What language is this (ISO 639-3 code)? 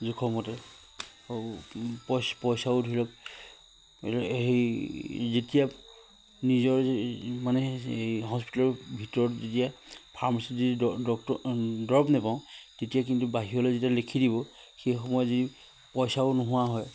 asm